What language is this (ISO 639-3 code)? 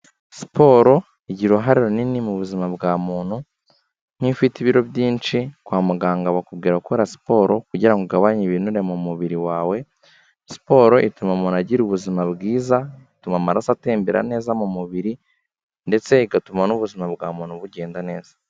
kin